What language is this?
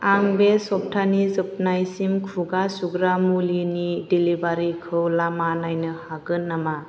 Bodo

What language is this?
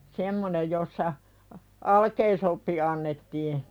Finnish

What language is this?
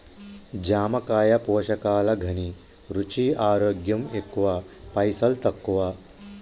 Telugu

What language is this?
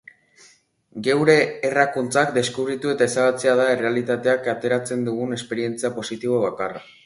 Basque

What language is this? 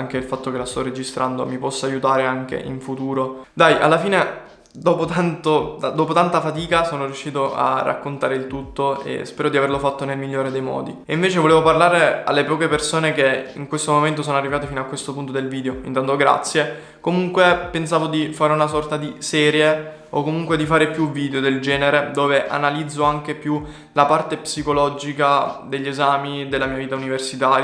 Italian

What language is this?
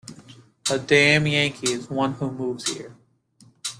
English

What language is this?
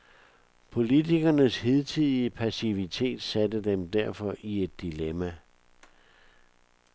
Danish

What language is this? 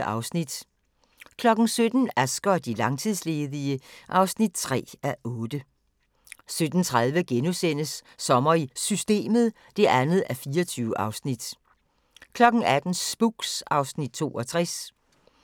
Danish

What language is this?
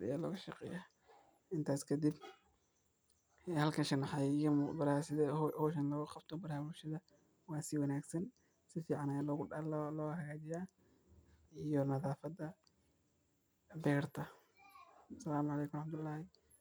Somali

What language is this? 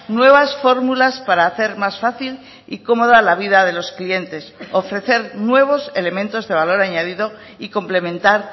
Spanish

